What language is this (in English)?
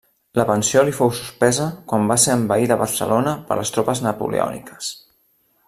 Catalan